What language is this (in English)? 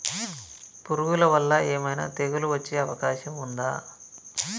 Telugu